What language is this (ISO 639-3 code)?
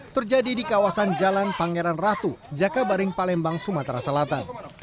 ind